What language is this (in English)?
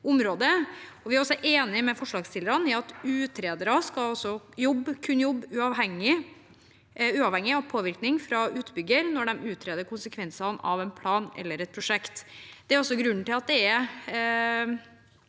Norwegian